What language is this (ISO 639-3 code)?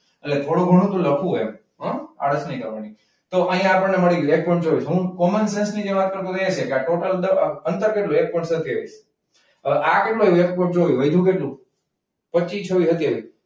guj